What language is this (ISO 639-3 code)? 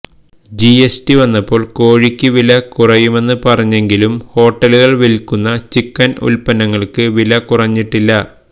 mal